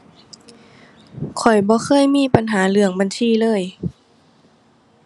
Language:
Thai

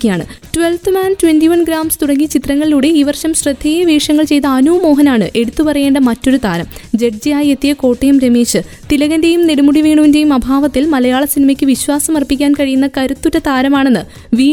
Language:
Malayalam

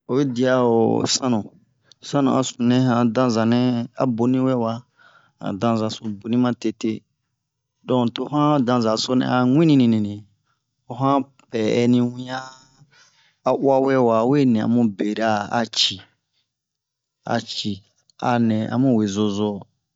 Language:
Bomu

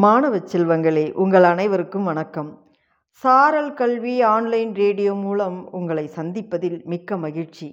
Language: Tamil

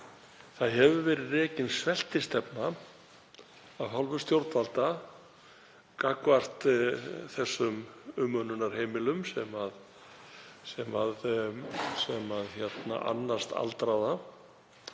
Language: Icelandic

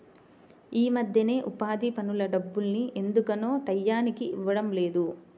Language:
Telugu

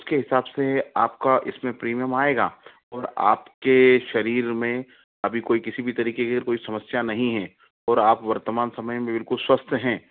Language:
Hindi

